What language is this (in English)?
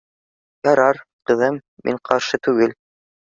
Bashkir